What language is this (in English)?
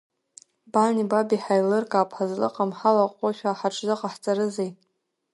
Abkhazian